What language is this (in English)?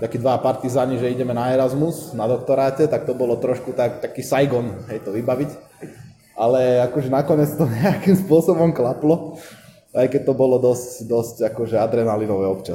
Slovak